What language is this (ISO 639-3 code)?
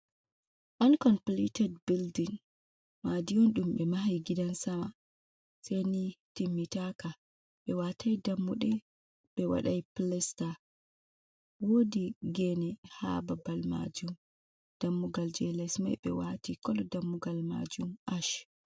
ful